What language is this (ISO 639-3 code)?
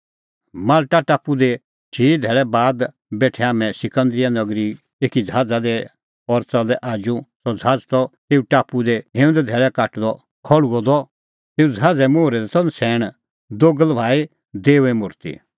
kfx